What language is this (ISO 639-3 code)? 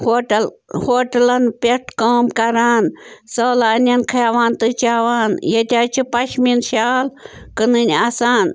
kas